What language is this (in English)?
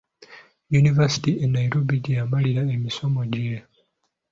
Ganda